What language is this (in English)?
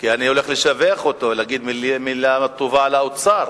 Hebrew